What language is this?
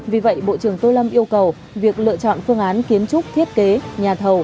Vietnamese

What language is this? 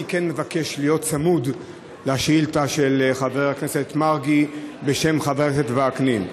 Hebrew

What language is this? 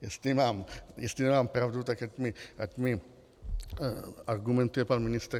Czech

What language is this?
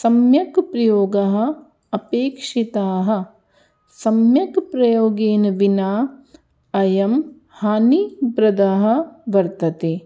Sanskrit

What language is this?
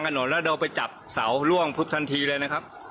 Thai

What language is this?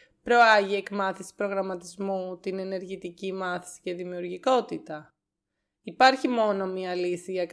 Greek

